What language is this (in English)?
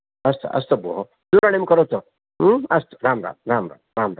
Sanskrit